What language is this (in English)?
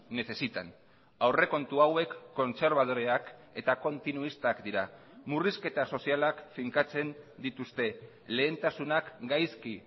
Basque